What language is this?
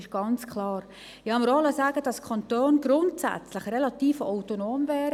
Swiss German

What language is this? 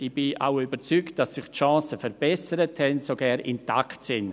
Swiss German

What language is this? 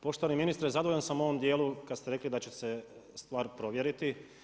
Croatian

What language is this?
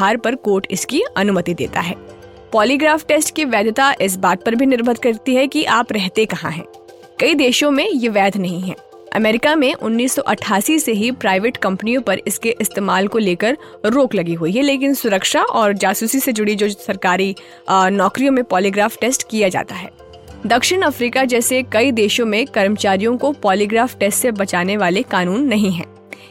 Hindi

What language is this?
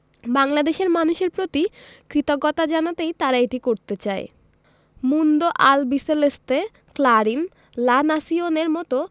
Bangla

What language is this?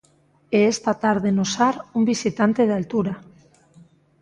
Galician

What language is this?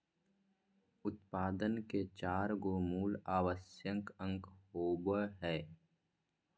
Magahi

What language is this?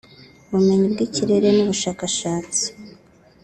Kinyarwanda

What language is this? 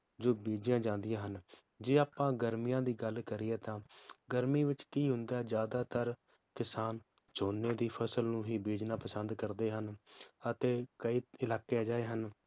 Punjabi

